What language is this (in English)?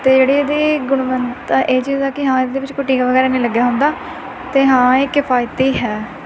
Punjabi